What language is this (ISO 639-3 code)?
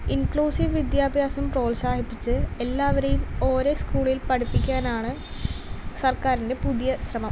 mal